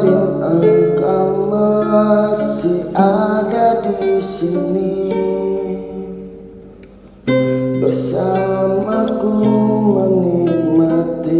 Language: Korean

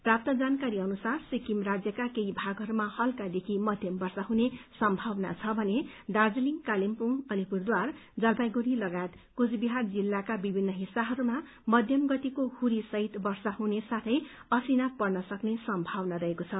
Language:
Nepali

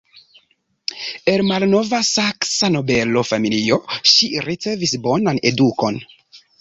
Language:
Esperanto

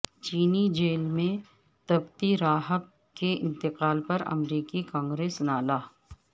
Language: Urdu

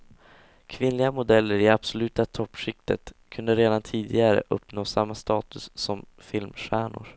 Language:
Swedish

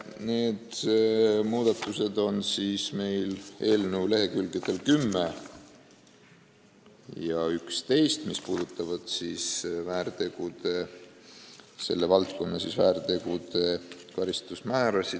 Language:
Estonian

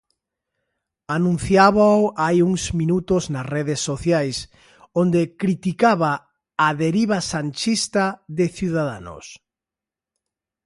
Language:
Galician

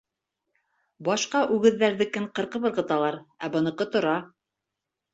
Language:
Bashkir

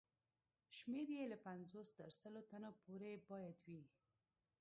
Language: Pashto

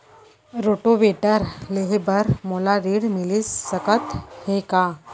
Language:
Chhattisgarhi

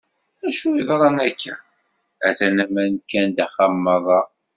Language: Kabyle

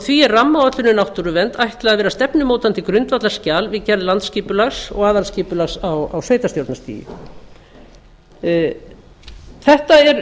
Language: Icelandic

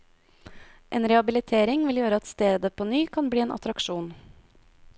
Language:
Norwegian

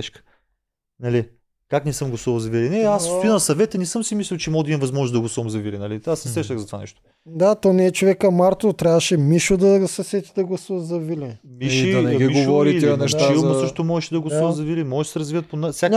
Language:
Bulgarian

